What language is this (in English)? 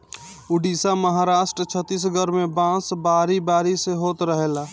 Bhojpuri